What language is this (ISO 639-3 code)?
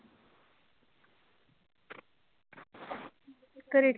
pan